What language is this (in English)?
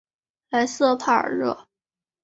Chinese